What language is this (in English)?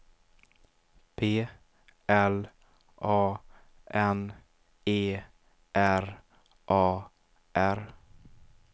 Swedish